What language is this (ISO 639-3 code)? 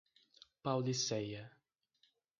por